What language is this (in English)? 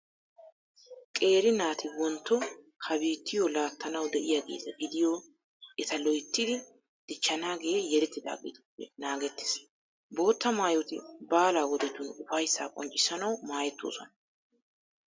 Wolaytta